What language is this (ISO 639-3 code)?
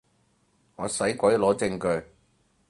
yue